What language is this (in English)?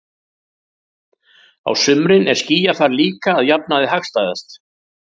Icelandic